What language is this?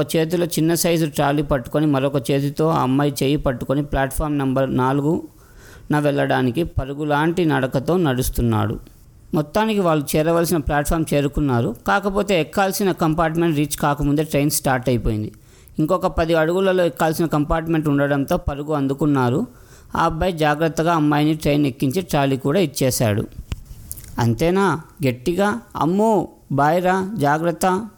Telugu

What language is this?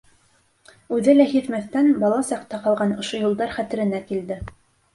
Bashkir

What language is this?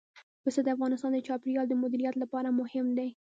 Pashto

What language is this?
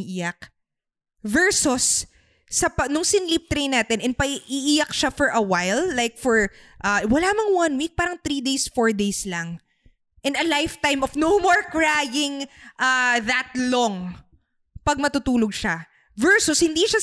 Filipino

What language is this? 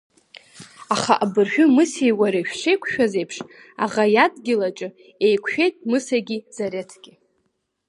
Abkhazian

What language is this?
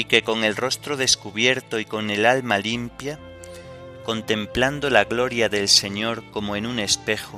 Spanish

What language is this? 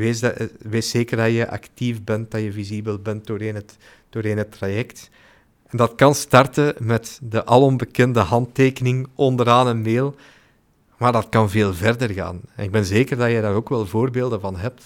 Dutch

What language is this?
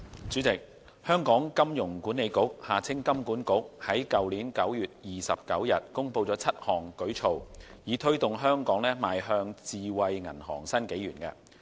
Cantonese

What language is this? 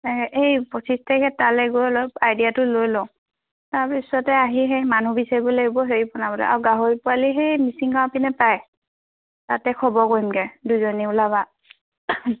Assamese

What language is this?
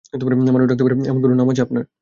Bangla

